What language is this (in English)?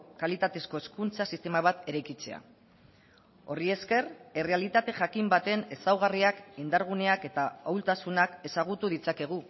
Basque